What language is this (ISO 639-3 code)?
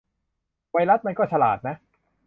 tha